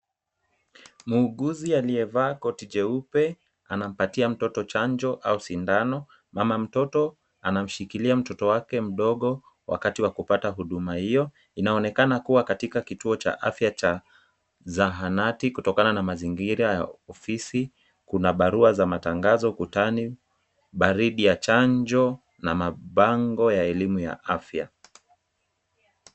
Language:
Swahili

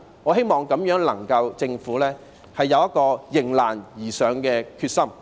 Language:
Cantonese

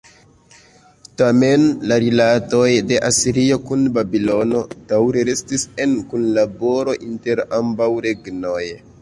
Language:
Esperanto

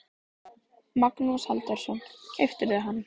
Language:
Icelandic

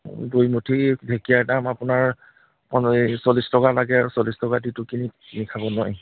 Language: Assamese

